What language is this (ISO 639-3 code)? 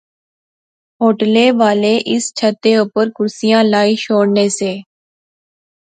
phr